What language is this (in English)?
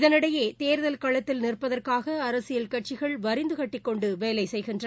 Tamil